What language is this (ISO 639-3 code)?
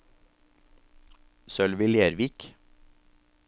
nor